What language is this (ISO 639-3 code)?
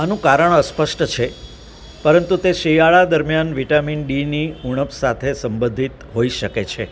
guj